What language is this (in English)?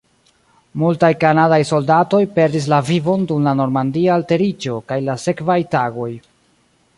Esperanto